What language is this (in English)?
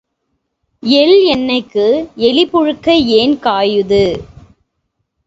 Tamil